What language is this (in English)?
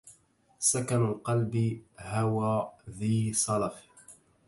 Arabic